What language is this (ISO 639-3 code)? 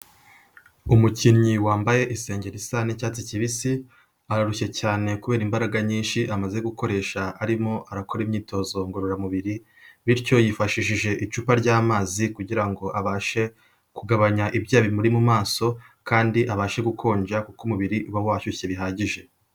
kin